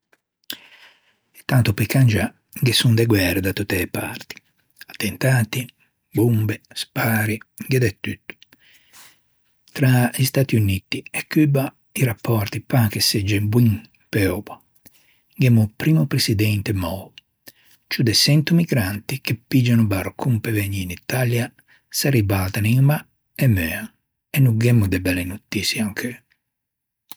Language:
Ligurian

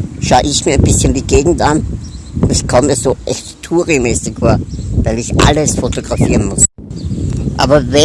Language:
German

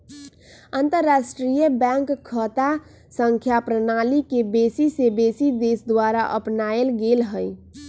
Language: Magahi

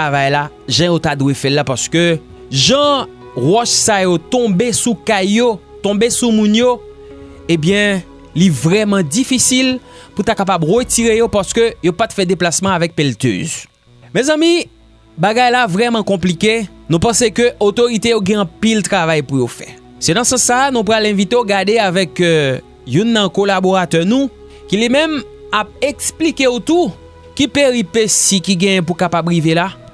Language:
French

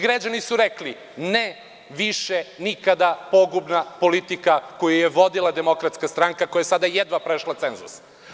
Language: Serbian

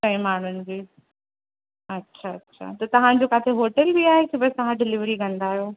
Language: Sindhi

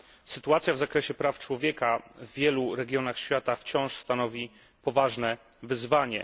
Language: Polish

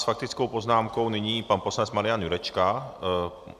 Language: Czech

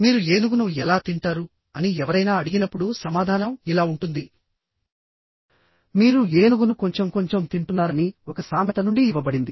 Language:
Telugu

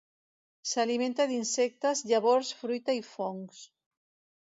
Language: Catalan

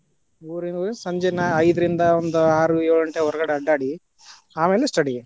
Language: Kannada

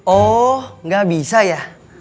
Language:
Indonesian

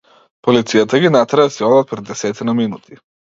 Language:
Macedonian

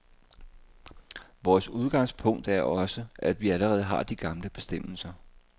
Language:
Danish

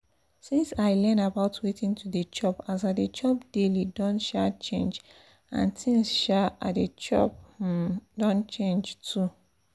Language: Nigerian Pidgin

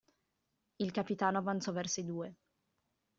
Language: Italian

